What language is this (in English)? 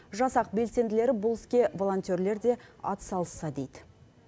Kazakh